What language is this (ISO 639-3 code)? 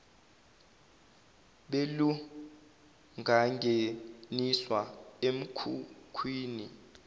zul